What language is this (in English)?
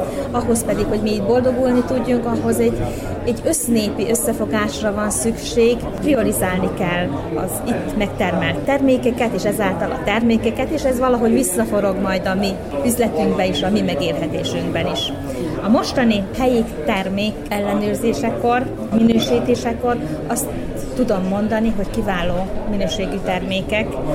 Hungarian